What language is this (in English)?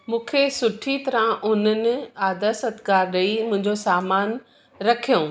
Sindhi